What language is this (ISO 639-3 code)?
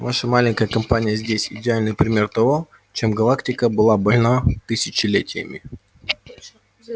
rus